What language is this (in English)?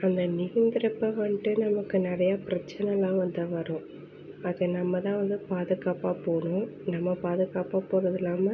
Tamil